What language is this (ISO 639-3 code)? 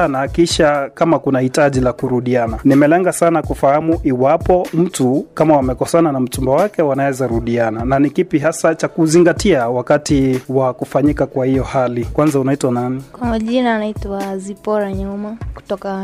swa